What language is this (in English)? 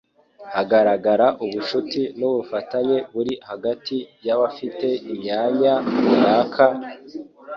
Kinyarwanda